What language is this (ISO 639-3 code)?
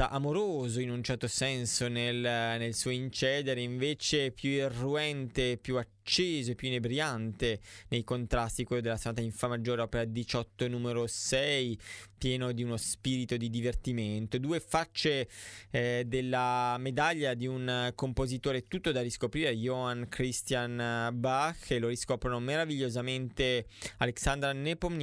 ita